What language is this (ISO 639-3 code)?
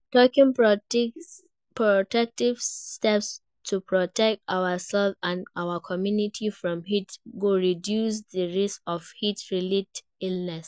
pcm